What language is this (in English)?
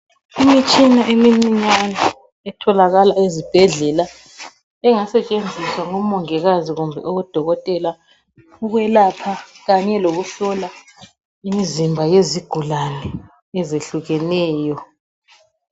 North Ndebele